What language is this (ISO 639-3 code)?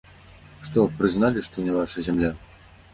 bel